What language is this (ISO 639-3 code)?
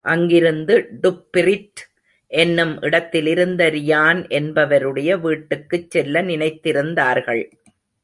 tam